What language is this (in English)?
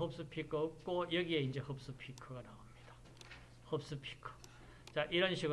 Korean